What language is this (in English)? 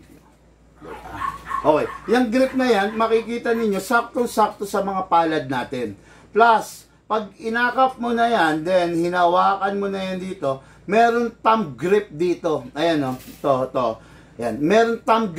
Filipino